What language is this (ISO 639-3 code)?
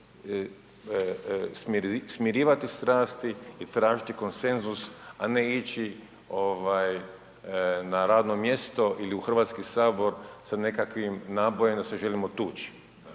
hrv